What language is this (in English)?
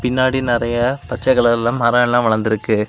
Tamil